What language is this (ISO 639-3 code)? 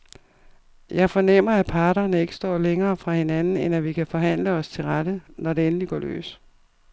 dan